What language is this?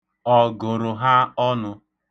Igbo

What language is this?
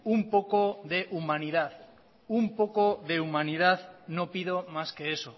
Spanish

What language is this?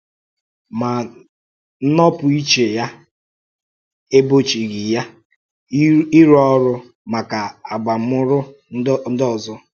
Igbo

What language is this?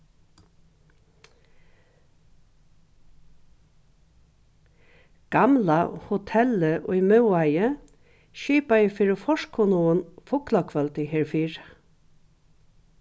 Faroese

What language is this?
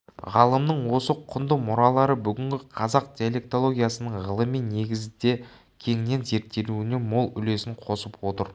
Kazakh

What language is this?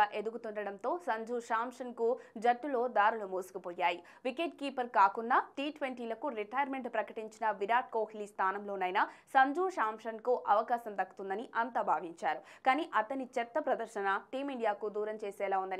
Telugu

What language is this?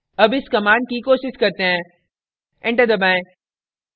Hindi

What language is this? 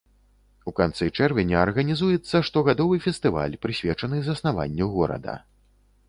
Belarusian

